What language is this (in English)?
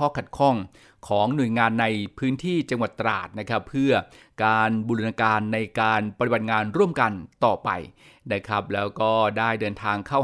Thai